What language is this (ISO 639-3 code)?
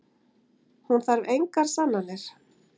isl